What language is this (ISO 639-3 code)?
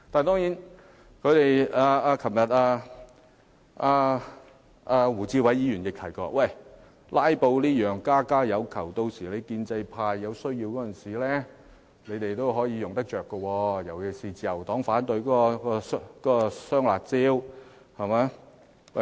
yue